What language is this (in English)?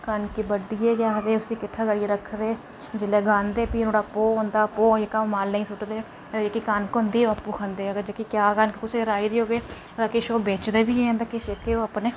Dogri